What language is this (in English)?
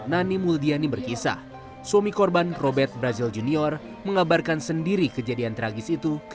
Indonesian